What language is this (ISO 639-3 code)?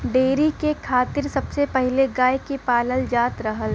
bho